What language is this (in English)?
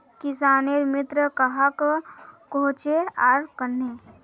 Magahi